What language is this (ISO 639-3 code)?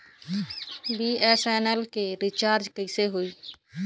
bho